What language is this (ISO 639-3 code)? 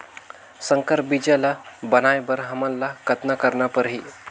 hne